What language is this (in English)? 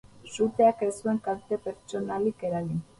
Basque